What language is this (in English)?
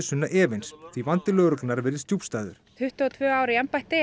Icelandic